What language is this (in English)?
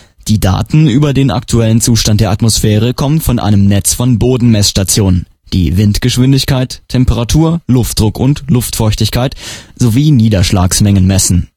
German